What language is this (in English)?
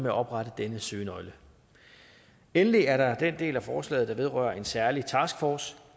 Danish